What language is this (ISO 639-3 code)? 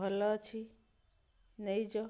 ori